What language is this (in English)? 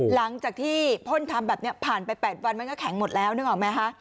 Thai